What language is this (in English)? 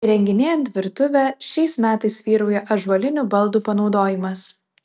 Lithuanian